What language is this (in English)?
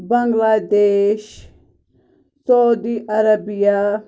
Kashmiri